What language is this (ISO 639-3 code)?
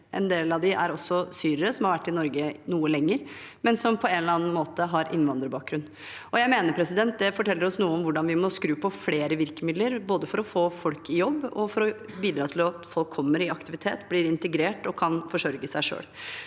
nor